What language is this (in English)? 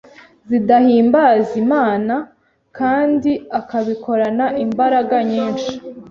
Kinyarwanda